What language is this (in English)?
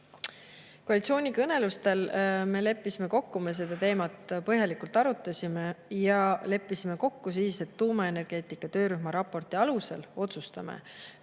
Estonian